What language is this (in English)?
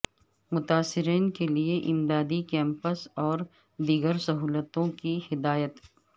Urdu